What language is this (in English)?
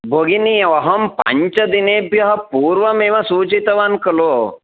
Sanskrit